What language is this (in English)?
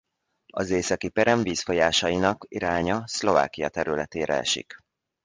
Hungarian